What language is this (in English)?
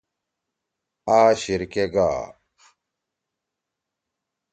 Torwali